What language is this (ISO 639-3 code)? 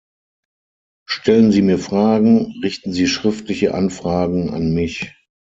deu